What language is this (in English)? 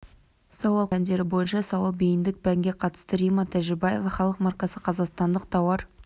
Kazakh